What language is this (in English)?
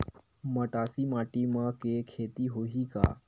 Chhattisgarhi